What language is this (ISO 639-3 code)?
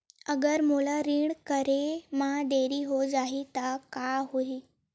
hne